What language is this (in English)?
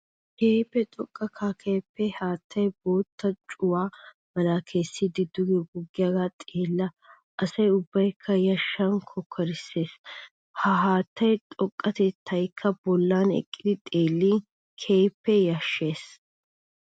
Wolaytta